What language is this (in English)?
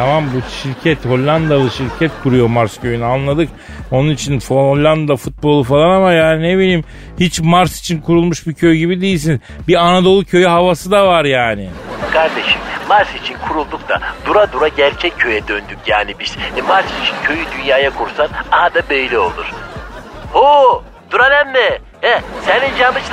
Turkish